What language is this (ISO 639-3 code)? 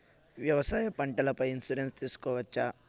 tel